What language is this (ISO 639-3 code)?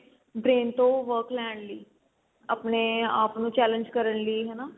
pan